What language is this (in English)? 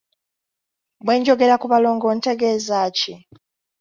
Ganda